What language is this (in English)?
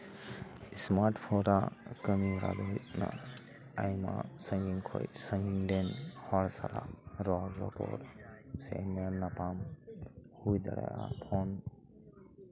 Santali